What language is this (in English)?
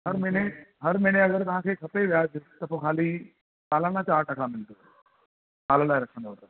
Sindhi